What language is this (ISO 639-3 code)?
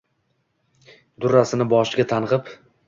uzb